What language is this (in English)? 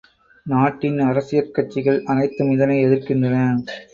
Tamil